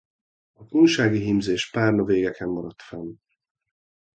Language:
Hungarian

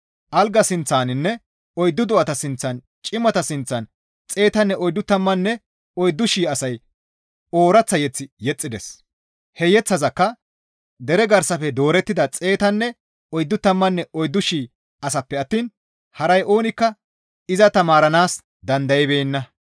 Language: Gamo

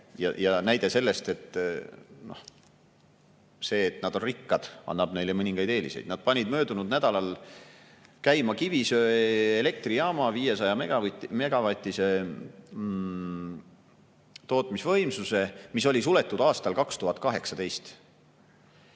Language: Estonian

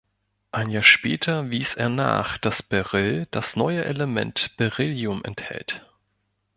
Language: German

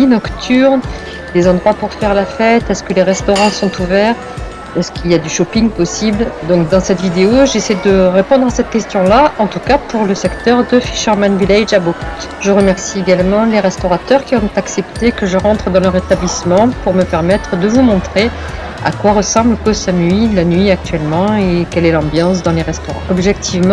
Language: French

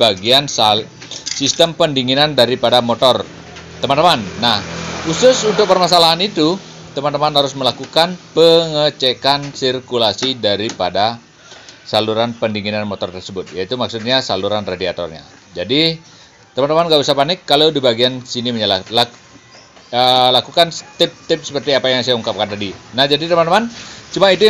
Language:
Indonesian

